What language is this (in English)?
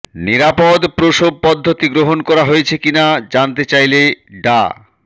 Bangla